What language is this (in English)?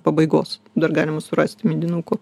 Lithuanian